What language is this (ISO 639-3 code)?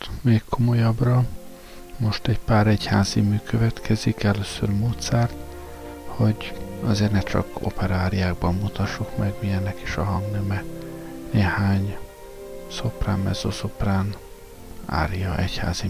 hun